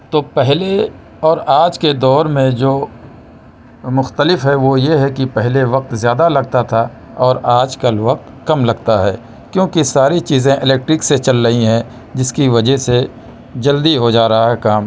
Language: Urdu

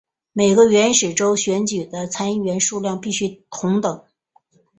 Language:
Chinese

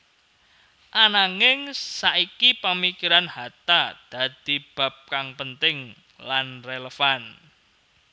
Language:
Javanese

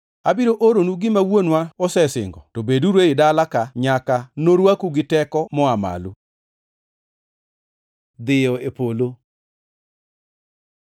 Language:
Luo (Kenya and Tanzania)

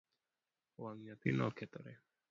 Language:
Luo (Kenya and Tanzania)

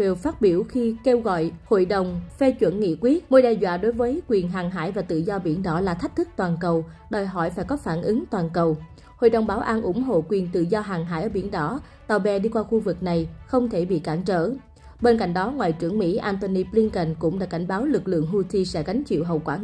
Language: Vietnamese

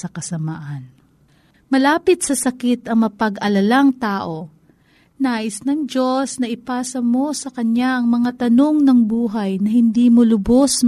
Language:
Filipino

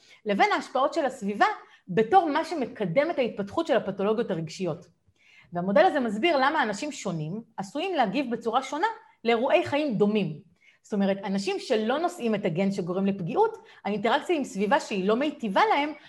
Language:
Hebrew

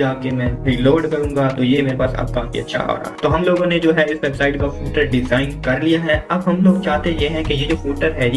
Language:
Hindi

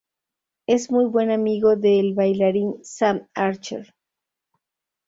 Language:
Spanish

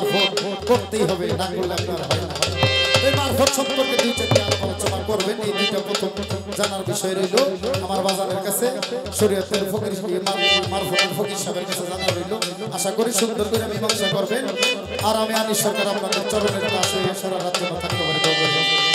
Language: Arabic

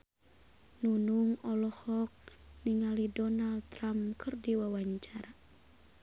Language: Sundanese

